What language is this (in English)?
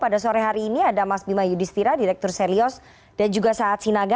Indonesian